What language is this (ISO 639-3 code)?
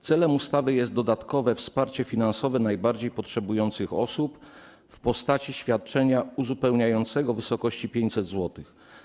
pol